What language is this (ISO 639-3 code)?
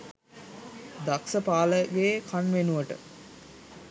sin